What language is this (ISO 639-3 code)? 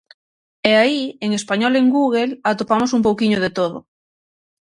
glg